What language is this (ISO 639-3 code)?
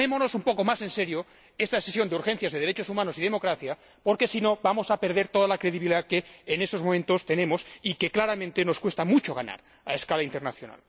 spa